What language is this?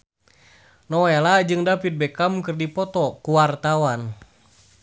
Sundanese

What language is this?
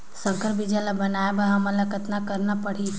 Chhattisgarhi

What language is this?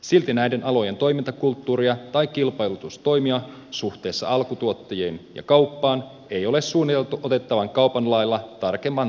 Finnish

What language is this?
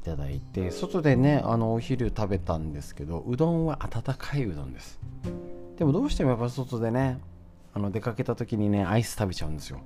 Japanese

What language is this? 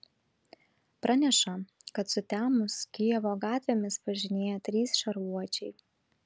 Lithuanian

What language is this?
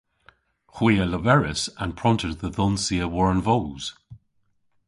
Cornish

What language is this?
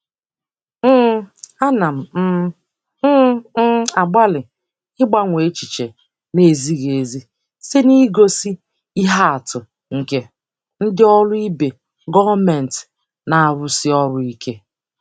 Igbo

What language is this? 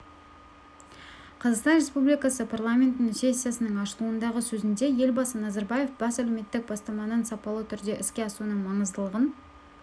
Kazakh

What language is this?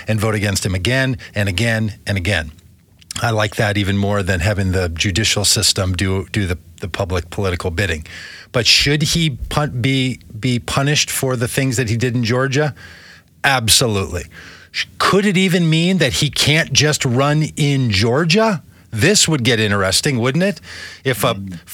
English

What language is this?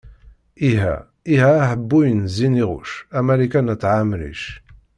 Kabyle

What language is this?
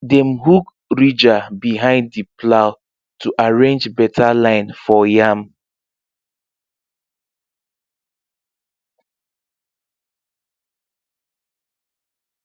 Nigerian Pidgin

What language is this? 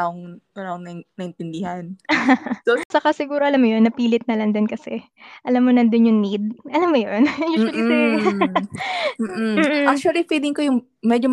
Filipino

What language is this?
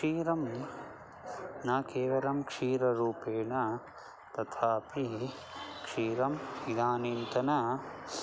Sanskrit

